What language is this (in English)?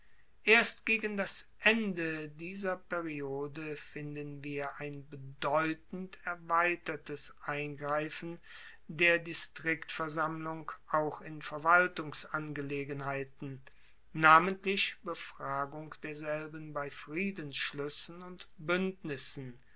German